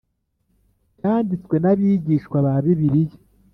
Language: Kinyarwanda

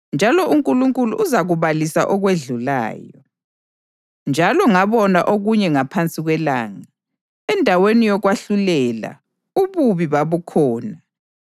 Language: North Ndebele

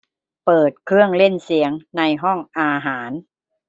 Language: Thai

